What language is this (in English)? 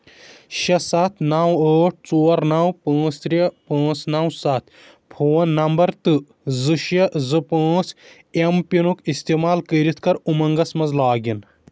Kashmiri